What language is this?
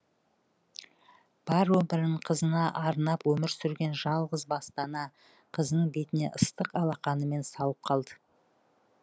Kazakh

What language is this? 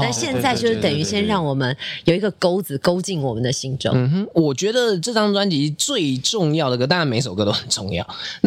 Chinese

